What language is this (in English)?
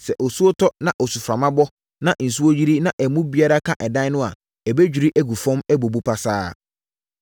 Akan